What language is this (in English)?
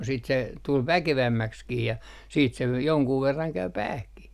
Finnish